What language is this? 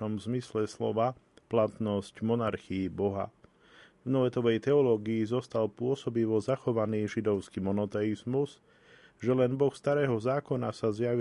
Slovak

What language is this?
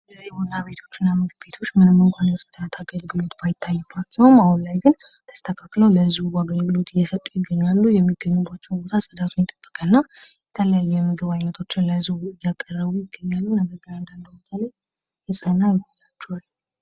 Amharic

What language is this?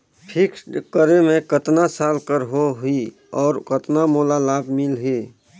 Chhattisgarhi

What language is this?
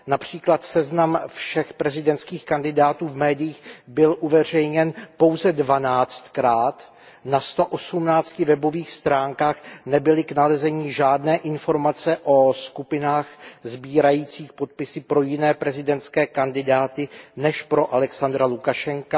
Czech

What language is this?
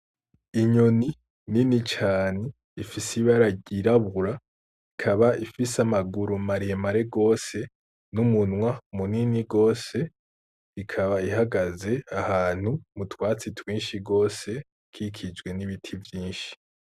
Rundi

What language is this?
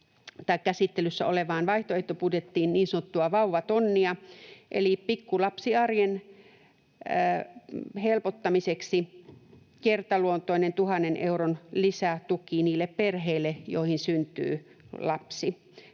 Finnish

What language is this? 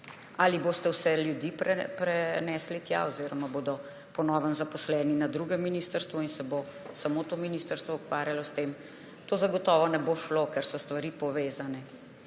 Slovenian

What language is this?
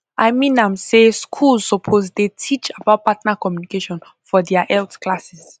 Nigerian Pidgin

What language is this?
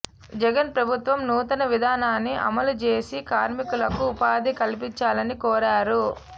Telugu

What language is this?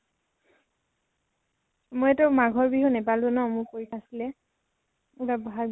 Assamese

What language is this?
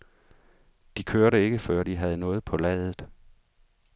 Danish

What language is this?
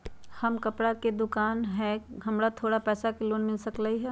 Magahi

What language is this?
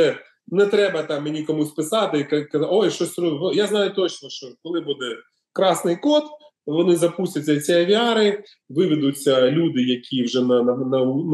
Ukrainian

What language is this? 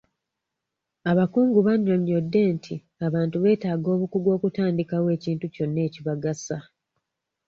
Ganda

